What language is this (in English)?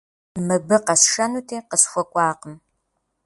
Kabardian